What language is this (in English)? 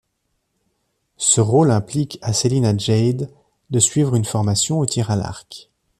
French